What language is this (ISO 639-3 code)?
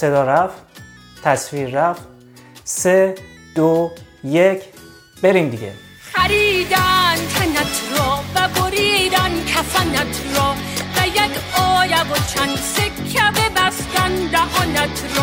fas